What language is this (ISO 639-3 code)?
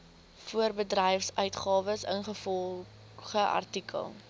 afr